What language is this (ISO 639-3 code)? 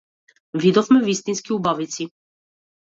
mkd